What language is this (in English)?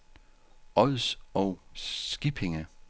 Danish